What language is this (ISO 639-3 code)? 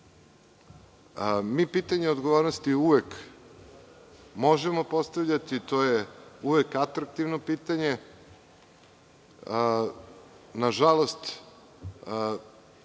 srp